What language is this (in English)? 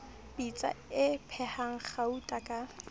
Southern Sotho